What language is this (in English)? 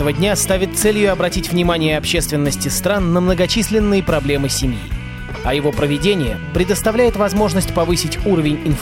Russian